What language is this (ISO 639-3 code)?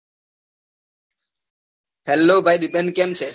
guj